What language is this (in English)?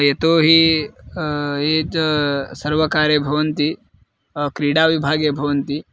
Sanskrit